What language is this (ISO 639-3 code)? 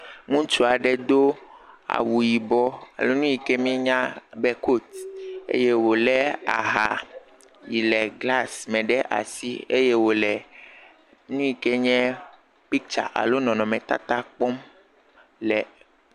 ewe